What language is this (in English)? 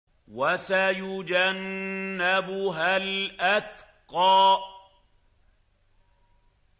Arabic